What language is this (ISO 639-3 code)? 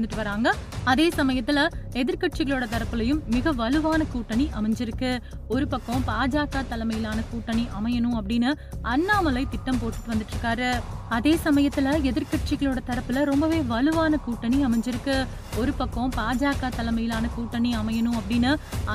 tam